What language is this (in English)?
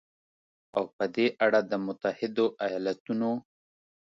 Pashto